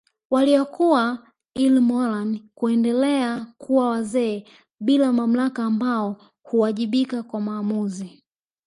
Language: Swahili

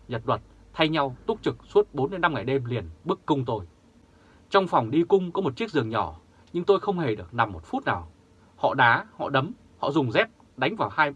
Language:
Vietnamese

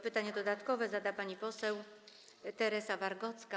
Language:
Polish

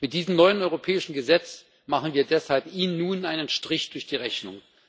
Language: German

